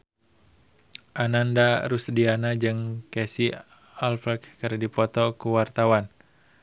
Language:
Sundanese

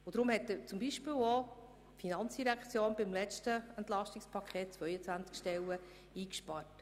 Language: Swiss German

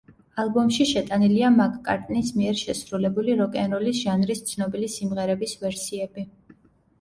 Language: Georgian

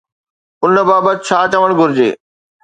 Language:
Sindhi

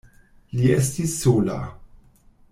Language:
Esperanto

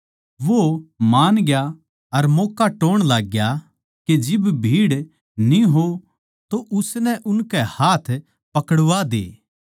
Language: Haryanvi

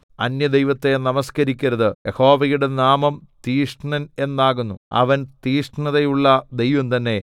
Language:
Malayalam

